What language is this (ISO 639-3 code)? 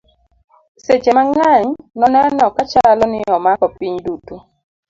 luo